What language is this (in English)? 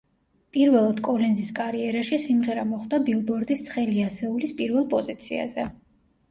Georgian